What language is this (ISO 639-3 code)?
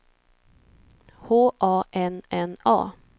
swe